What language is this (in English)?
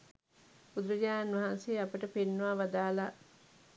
Sinhala